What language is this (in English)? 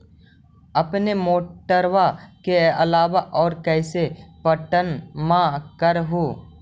Magahi